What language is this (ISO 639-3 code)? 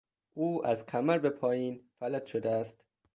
fas